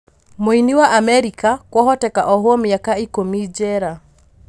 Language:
Kikuyu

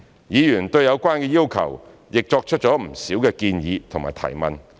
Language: Cantonese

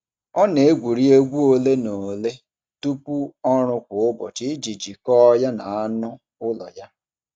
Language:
Igbo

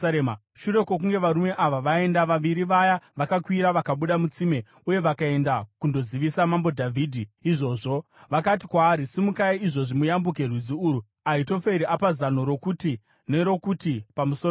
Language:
Shona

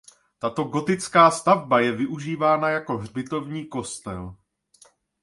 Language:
Czech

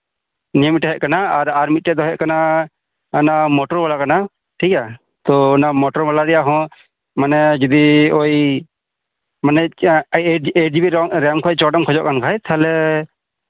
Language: Santali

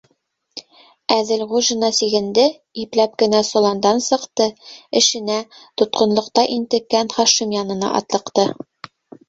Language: Bashkir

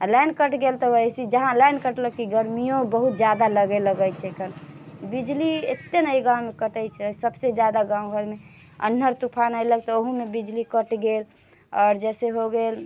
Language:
Maithili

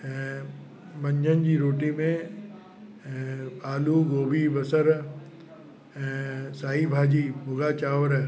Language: Sindhi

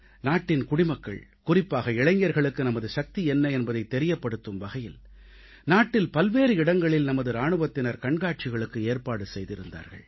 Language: Tamil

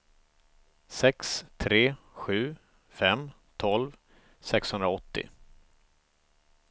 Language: Swedish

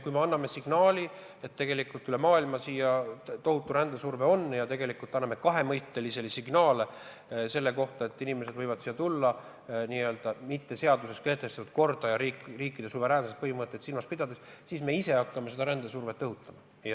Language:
Estonian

